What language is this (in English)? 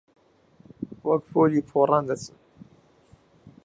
Central Kurdish